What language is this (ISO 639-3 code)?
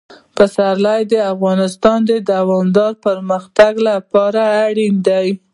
pus